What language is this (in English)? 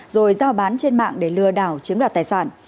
Vietnamese